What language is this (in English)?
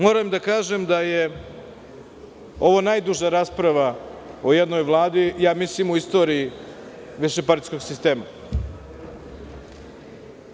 Serbian